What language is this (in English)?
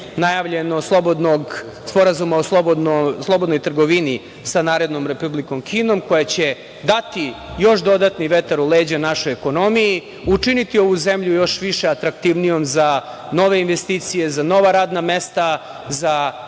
Serbian